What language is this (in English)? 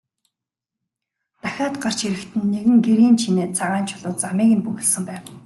Mongolian